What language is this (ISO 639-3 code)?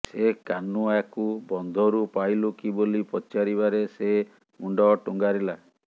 ori